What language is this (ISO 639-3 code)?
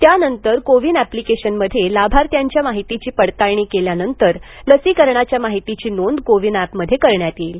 mar